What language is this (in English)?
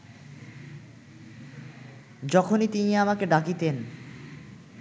Bangla